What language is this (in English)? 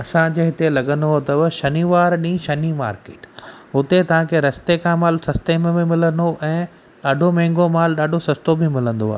Sindhi